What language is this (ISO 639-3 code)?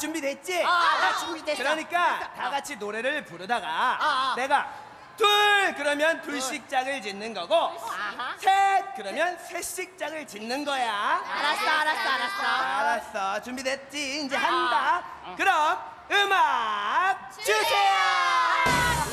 kor